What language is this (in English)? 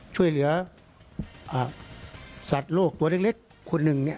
Thai